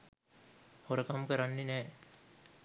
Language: Sinhala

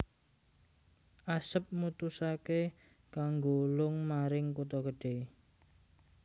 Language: Javanese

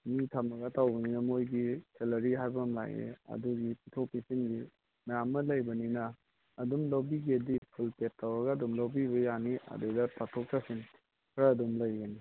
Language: Manipuri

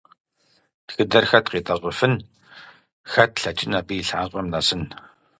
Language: Kabardian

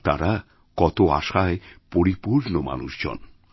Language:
Bangla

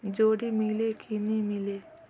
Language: Chhattisgarhi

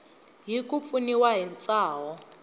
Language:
Tsonga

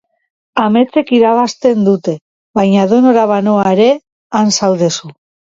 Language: Basque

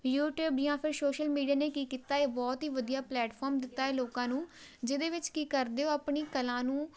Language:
Punjabi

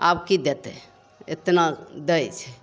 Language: Maithili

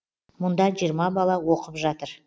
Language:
Kazakh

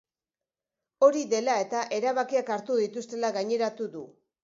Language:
Basque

